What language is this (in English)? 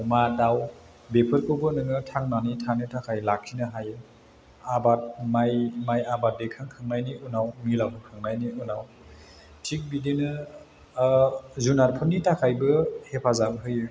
Bodo